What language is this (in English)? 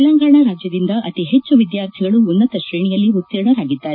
Kannada